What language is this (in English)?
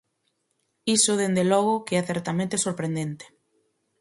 Galician